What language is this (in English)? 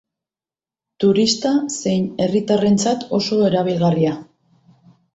Basque